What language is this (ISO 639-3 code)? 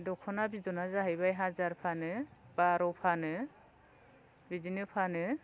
brx